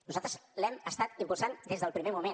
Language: Catalan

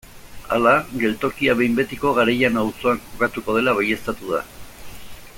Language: Basque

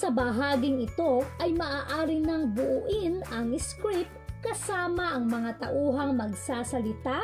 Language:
Filipino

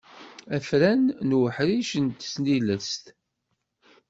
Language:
Kabyle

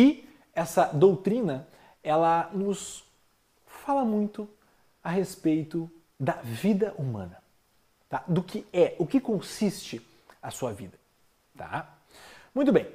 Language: Portuguese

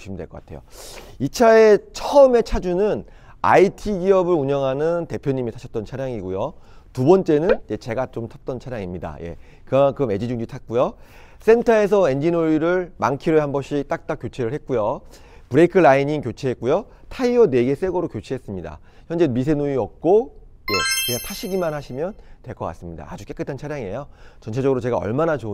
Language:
Korean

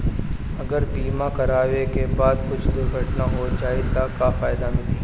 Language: Bhojpuri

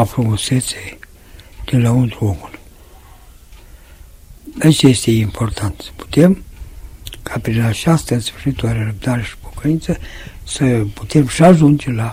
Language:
Romanian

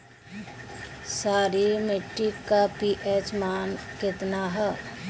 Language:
Bhojpuri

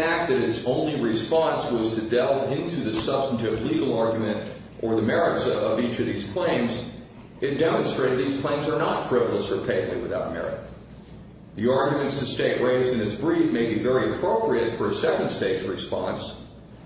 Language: English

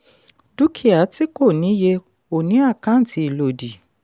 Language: Yoruba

